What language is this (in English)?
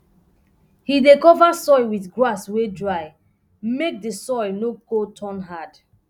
Nigerian Pidgin